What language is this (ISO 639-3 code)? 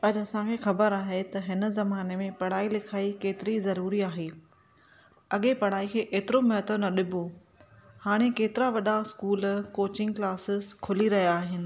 snd